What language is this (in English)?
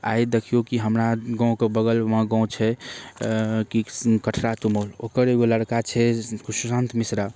Maithili